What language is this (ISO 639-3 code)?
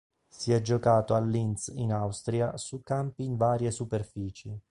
ita